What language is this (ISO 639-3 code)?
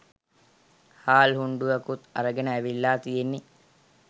sin